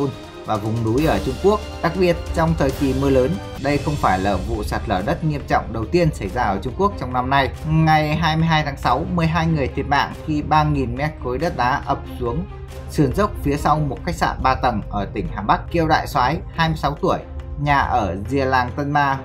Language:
Vietnamese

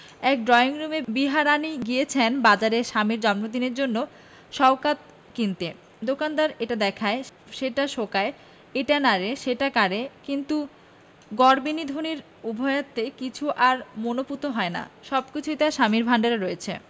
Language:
Bangla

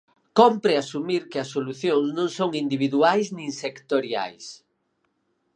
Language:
Galician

